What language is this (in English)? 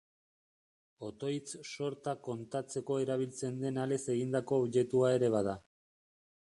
Basque